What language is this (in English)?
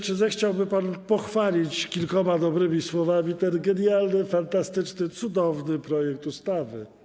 Polish